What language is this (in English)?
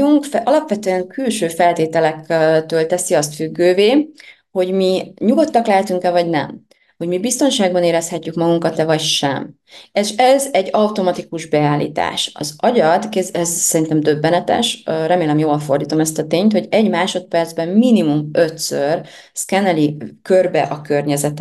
Hungarian